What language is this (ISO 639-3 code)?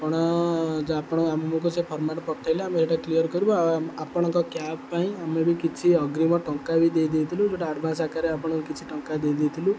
ori